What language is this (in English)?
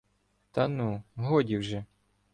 Ukrainian